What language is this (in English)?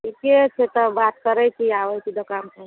Maithili